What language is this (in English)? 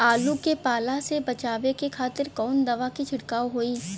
Bhojpuri